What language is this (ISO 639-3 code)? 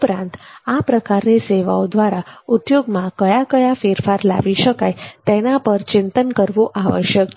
guj